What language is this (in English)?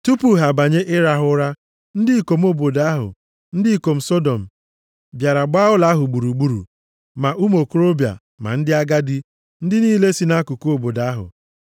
Igbo